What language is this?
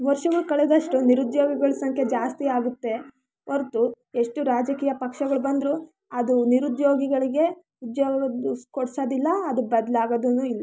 Kannada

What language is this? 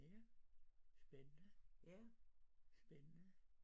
Danish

